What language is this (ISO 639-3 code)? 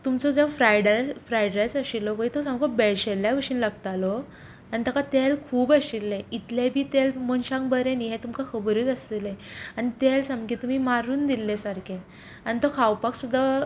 kok